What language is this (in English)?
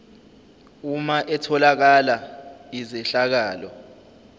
Zulu